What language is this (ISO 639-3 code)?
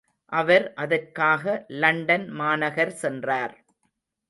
tam